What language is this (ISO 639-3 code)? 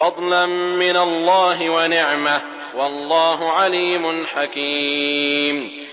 ara